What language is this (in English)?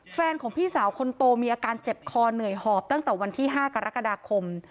Thai